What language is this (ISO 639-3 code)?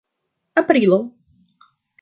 epo